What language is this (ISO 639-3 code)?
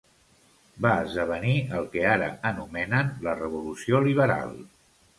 cat